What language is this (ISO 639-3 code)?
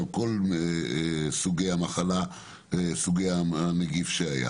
heb